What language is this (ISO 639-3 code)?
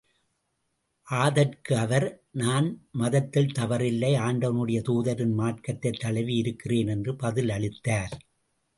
tam